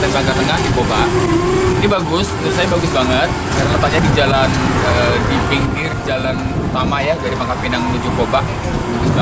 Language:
Indonesian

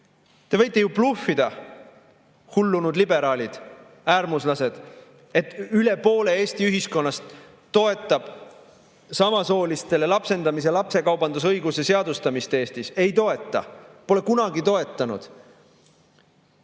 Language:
Estonian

